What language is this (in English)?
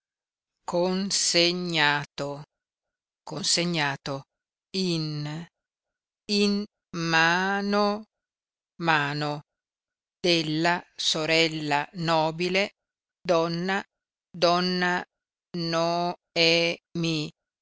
Italian